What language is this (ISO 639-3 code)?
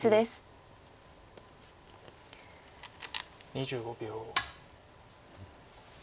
jpn